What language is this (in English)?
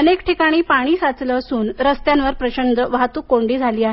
Marathi